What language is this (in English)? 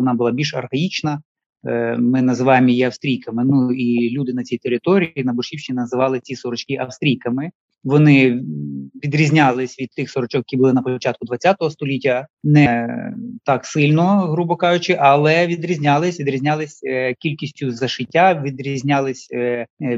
Ukrainian